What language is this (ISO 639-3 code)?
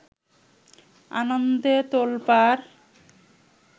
ben